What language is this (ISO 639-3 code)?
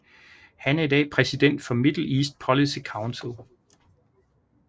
dan